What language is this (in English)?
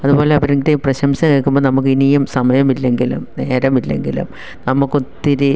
Malayalam